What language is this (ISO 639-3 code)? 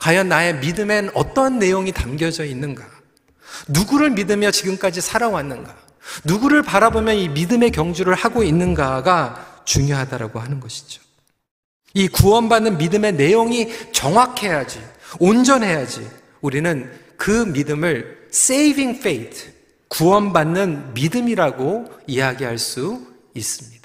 kor